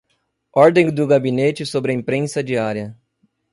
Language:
Portuguese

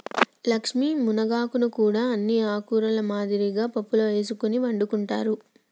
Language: Telugu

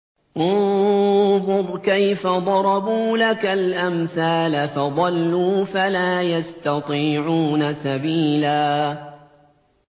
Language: Arabic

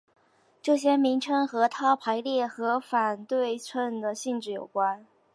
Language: Chinese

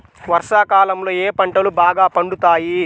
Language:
Telugu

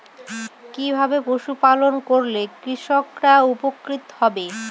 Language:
Bangla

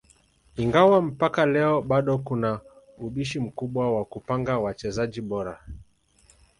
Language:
Swahili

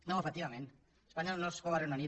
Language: Catalan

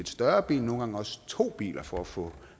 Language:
Danish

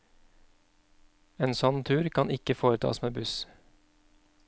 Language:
Norwegian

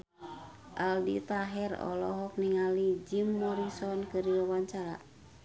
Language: Sundanese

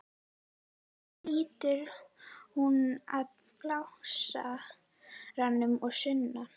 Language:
Icelandic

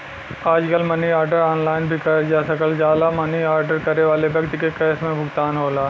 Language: Bhojpuri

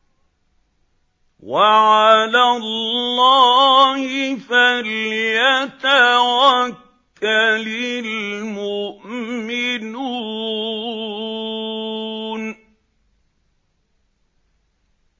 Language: Arabic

